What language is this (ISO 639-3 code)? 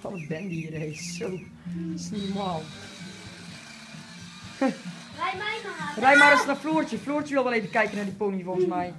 nld